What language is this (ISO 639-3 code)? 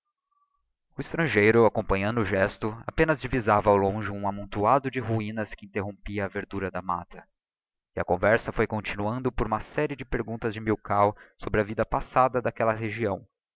por